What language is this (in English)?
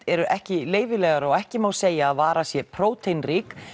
Icelandic